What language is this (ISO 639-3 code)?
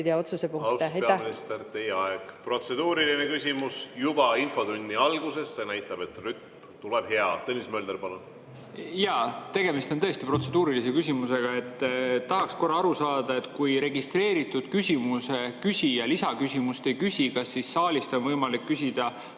est